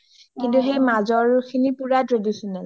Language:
Assamese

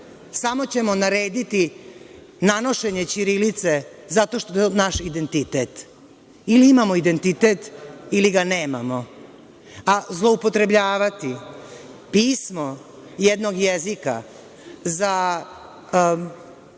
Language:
Serbian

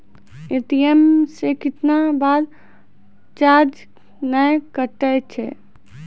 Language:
Maithili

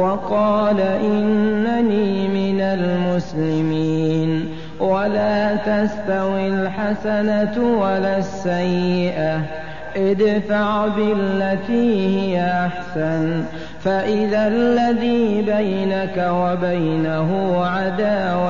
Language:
Arabic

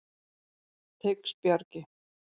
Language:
Icelandic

